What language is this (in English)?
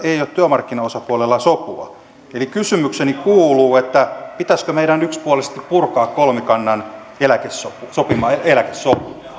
Finnish